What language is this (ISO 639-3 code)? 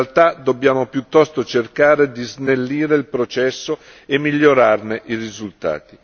ita